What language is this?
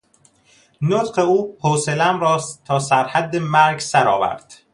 Persian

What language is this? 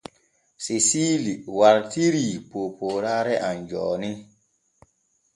Borgu Fulfulde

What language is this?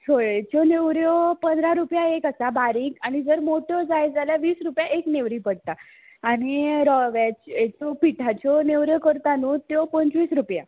Konkani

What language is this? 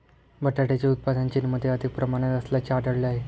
Marathi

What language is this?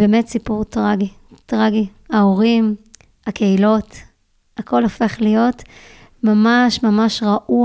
Hebrew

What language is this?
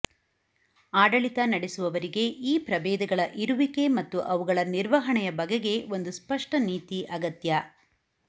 Kannada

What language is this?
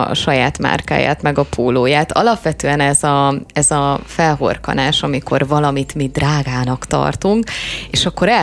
Hungarian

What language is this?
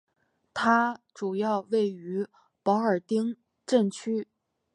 Chinese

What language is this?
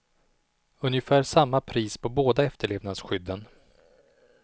Swedish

